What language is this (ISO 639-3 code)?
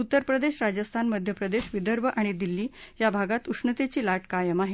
mar